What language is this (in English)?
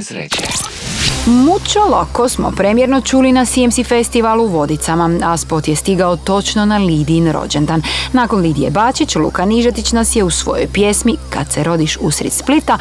Croatian